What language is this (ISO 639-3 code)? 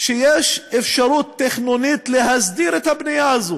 heb